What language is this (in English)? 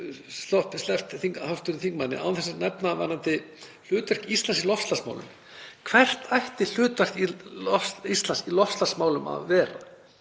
Icelandic